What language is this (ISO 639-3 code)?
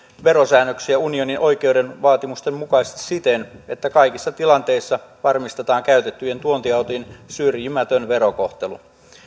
fin